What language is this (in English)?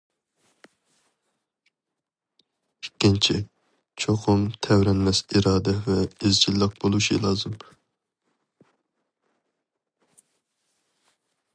Uyghur